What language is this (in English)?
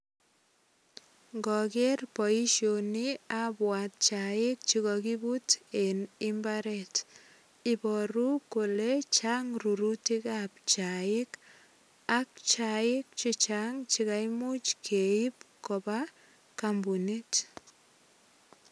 Kalenjin